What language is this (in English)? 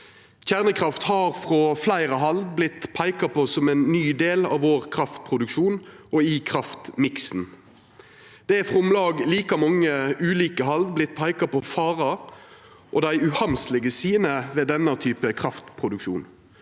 Norwegian